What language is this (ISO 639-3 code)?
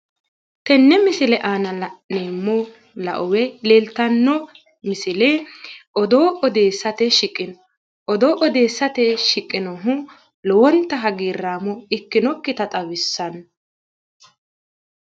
sid